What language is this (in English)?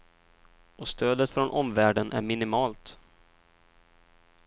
Swedish